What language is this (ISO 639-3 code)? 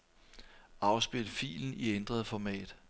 dan